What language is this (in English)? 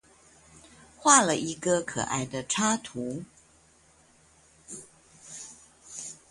Chinese